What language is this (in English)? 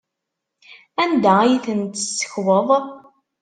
Kabyle